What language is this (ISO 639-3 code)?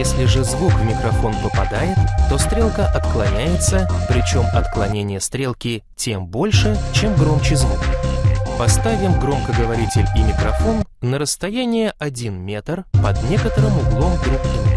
rus